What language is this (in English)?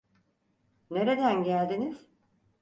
Turkish